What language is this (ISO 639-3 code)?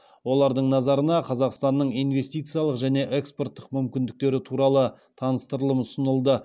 kaz